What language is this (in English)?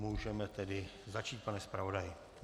Czech